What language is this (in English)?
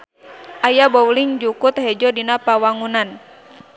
Sundanese